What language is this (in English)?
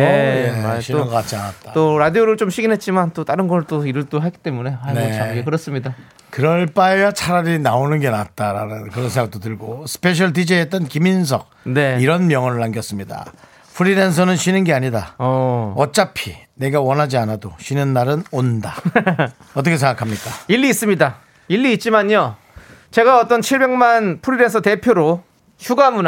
Korean